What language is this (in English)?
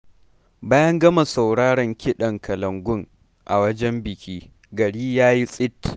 Hausa